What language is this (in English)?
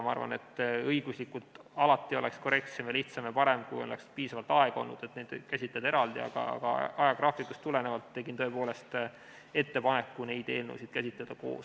Estonian